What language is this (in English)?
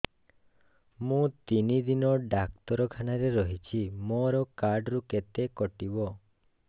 Odia